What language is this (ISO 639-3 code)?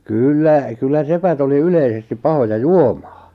fin